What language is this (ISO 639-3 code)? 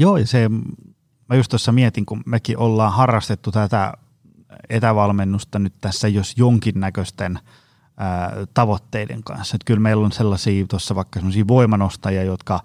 fin